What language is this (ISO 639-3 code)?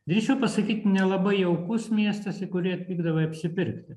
lit